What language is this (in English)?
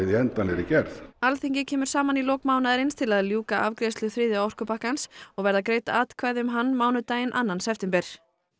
Icelandic